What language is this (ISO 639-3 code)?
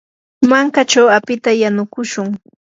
qur